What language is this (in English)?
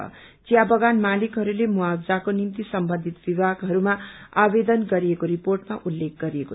Nepali